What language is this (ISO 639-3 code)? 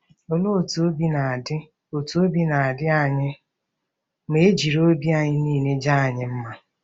ibo